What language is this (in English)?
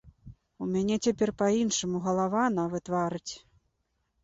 Belarusian